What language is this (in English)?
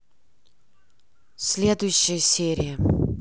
Russian